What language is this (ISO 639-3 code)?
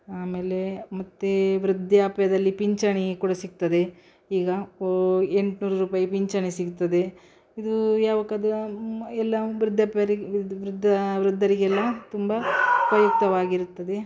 kan